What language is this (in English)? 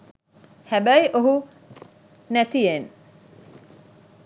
Sinhala